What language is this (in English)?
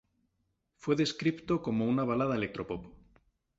Spanish